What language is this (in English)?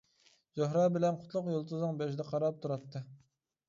Uyghur